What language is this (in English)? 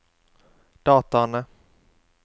Norwegian